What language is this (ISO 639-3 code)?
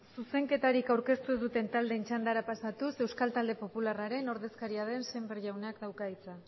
eus